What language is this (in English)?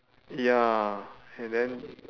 English